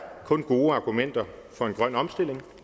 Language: Danish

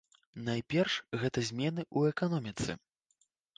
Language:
Belarusian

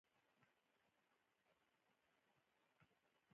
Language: Pashto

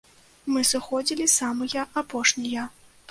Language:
Belarusian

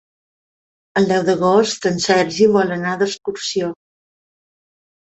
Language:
Catalan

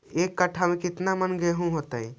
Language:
Magahi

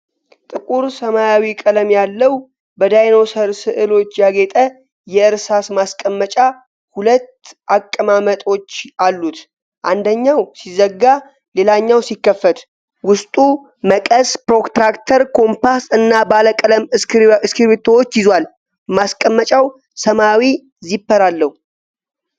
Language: Amharic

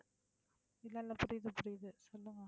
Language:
Tamil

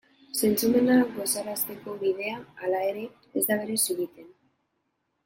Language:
Basque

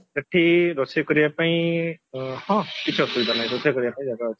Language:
Odia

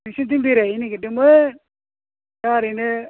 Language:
Bodo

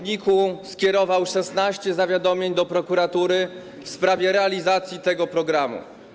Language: Polish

